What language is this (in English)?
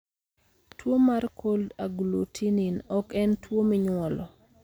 Luo (Kenya and Tanzania)